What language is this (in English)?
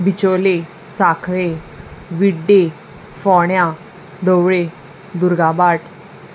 Konkani